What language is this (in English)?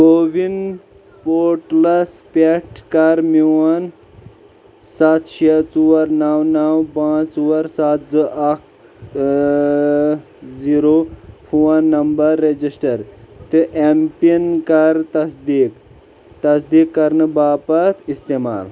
Kashmiri